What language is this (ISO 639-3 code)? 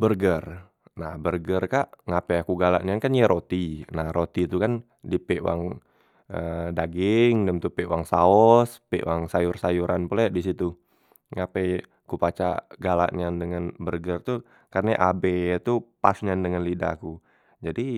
mui